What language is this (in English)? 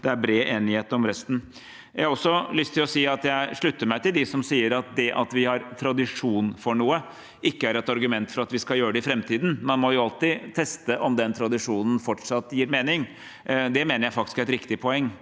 Norwegian